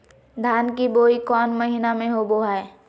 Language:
Magahi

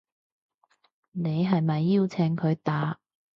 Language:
Cantonese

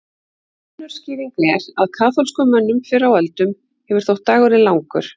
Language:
Icelandic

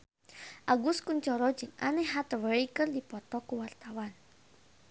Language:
Sundanese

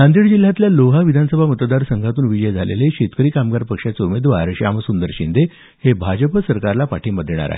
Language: Marathi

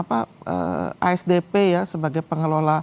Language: Indonesian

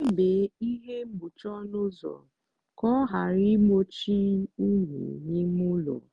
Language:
Igbo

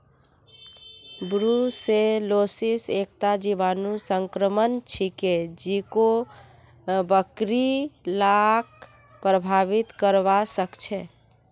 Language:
Magahi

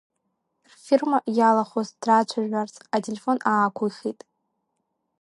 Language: Abkhazian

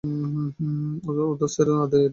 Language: Bangla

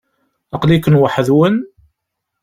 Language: Kabyle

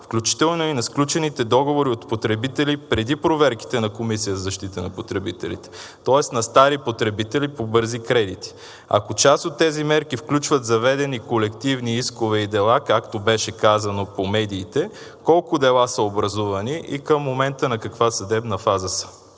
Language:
Bulgarian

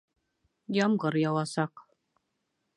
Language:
Bashkir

